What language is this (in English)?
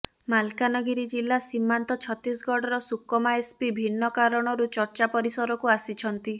Odia